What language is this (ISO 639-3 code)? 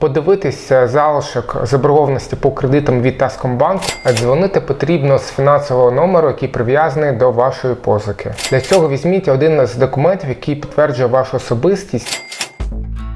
ukr